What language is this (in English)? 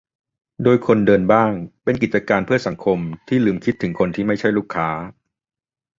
Thai